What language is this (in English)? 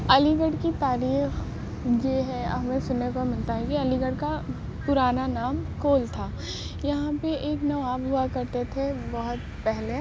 Urdu